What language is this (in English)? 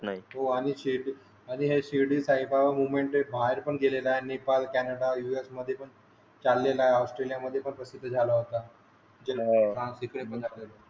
Marathi